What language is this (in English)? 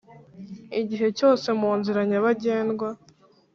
Kinyarwanda